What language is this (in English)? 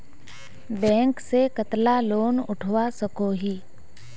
Magahi